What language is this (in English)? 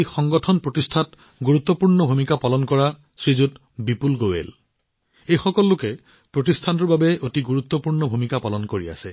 Assamese